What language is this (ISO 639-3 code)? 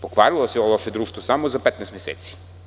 srp